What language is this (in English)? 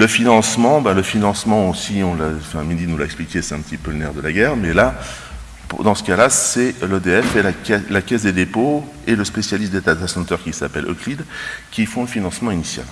French